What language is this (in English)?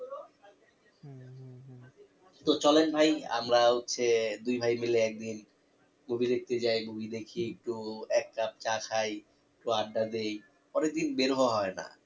Bangla